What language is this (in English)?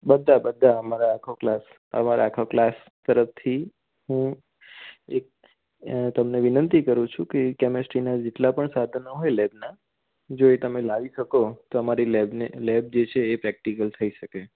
Gujarati